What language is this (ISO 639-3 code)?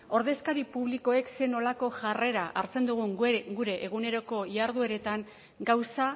eus